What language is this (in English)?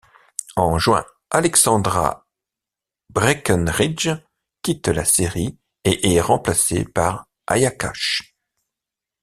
French